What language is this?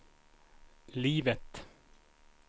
Swedish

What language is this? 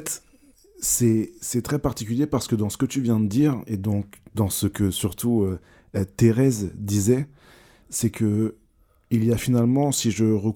French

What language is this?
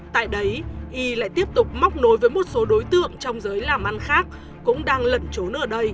Vietnamese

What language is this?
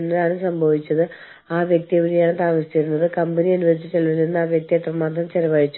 Malayalam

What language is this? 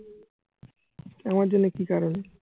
Bangla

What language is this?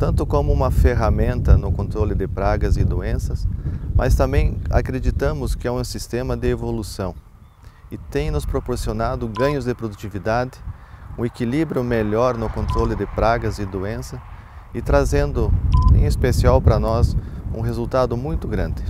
Portuguese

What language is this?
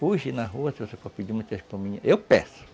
Portuguese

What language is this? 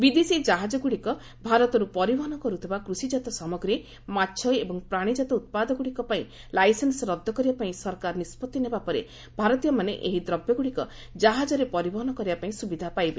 Odia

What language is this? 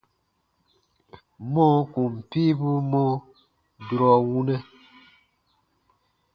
Baatonum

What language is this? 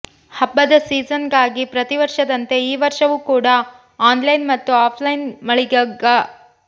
Kannada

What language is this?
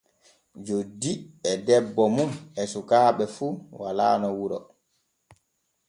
Borgu Fulfulde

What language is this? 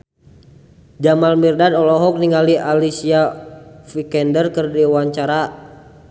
Sundanese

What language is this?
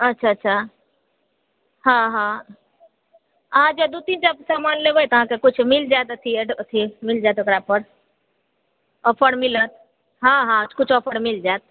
Maithili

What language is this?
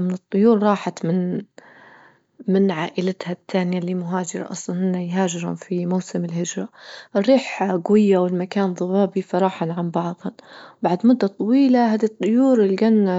Libyan Arabic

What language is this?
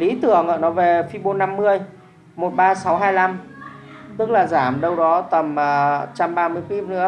Vietnamese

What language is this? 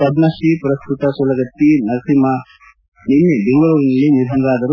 Kannada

